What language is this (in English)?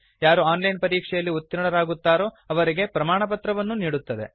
Kannada